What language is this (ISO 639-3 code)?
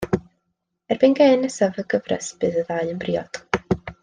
cym